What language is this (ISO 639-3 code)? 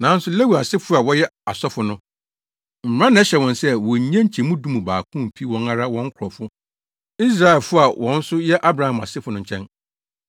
aka